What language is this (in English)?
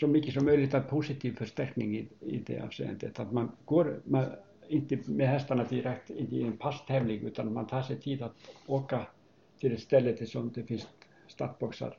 Swedish